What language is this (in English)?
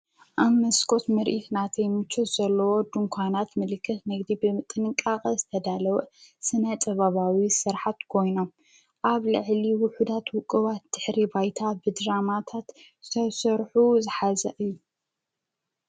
Tigrinya